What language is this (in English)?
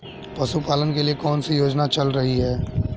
Hindi